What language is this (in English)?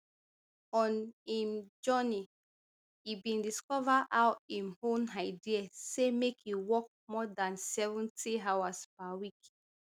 Nigerian Pidgin